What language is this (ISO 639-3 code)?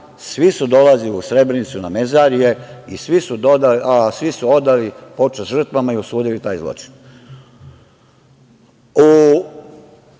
srp